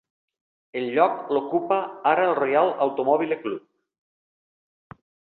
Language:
Catalan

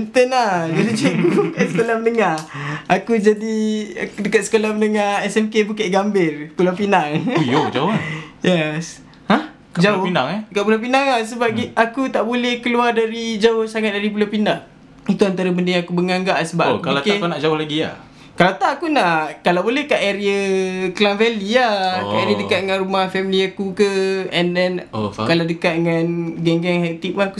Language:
Malay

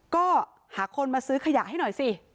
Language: Thai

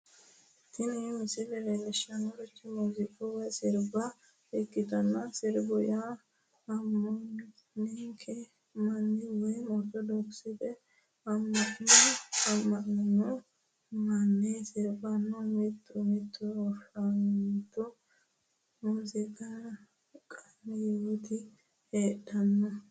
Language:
Sidamo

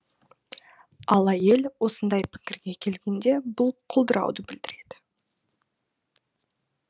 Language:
Kazakh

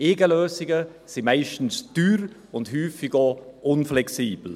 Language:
Swiss German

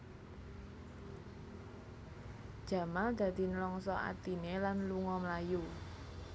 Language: Javanese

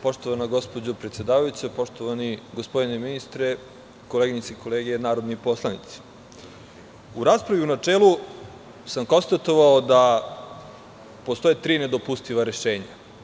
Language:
Serbian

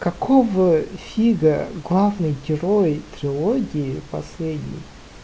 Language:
Russian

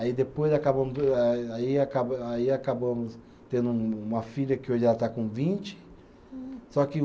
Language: Portuguese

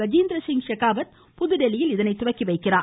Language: Tamil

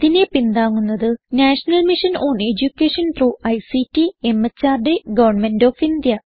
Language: Malayalam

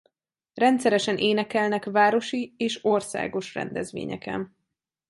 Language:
Hungarian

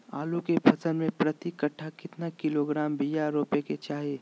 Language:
Magahi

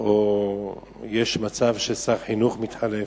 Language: Hebrew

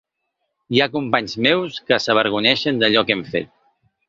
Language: Catalan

